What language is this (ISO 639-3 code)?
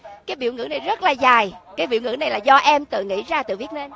vie